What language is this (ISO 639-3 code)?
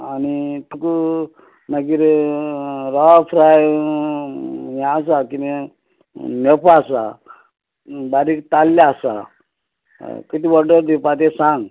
kok